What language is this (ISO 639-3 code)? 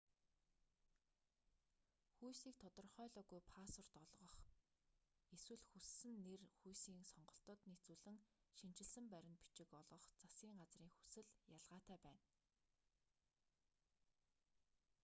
mon